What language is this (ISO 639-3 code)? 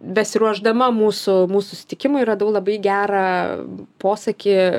lit